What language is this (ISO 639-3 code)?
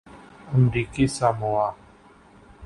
urd